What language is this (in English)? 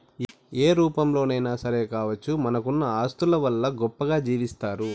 Telugu